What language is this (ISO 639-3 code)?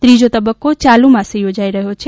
guj